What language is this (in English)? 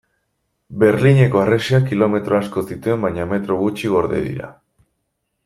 Basque